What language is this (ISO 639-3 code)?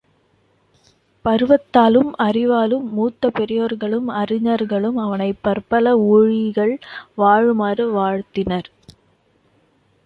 tam